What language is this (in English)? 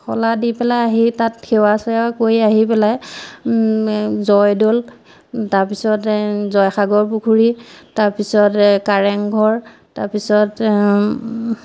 Assamese